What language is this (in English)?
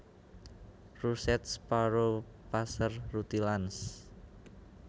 Javanese